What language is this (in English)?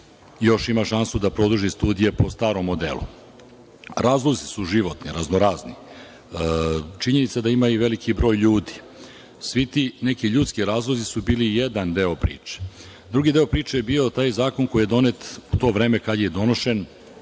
Serbian